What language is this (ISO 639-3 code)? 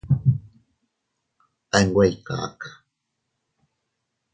cut